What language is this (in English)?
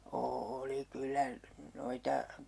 Finnish